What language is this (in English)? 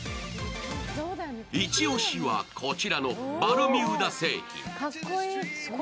Japanese